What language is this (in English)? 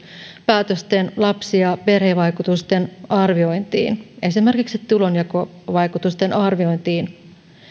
Finnish